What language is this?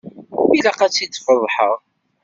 Kabyle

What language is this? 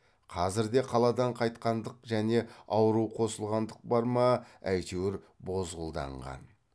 Kazakh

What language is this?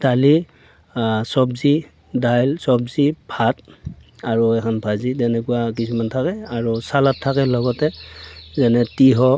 Assamese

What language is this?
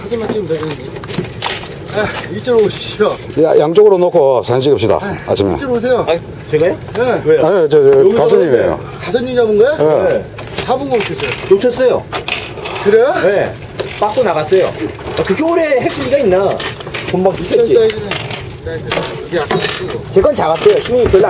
Korean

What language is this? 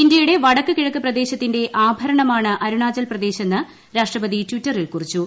Malayalam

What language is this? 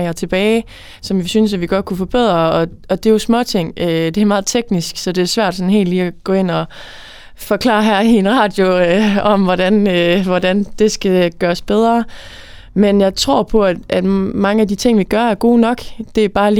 Danish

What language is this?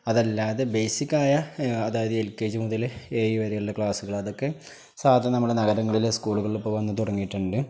Malayalam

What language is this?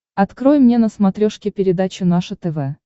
Russian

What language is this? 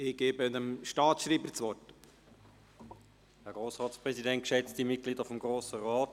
Swiss German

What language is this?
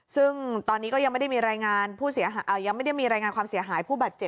Thai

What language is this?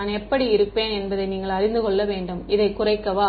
Tamil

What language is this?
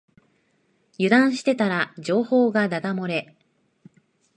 Japanese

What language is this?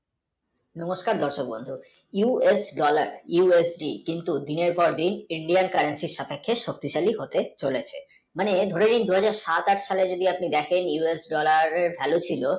Bangla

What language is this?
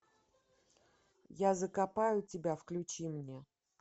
Russian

